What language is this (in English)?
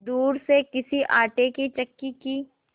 Hindi